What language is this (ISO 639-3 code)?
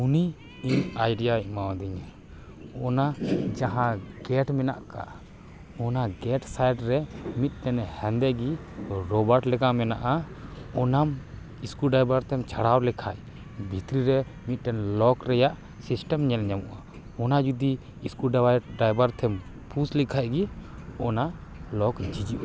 sat